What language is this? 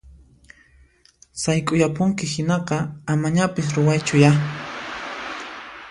Puno Quechua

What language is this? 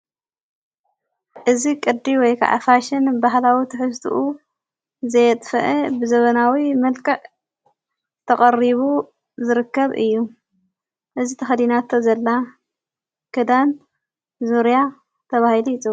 Tigrinya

